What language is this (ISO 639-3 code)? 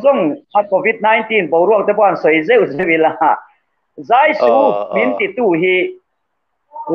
tha